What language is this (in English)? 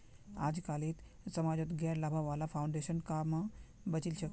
Magahi